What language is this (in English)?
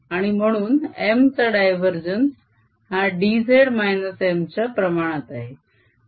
Marathi